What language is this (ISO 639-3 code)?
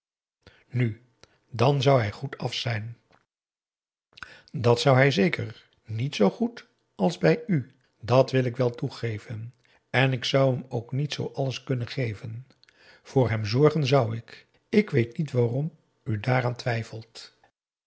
nld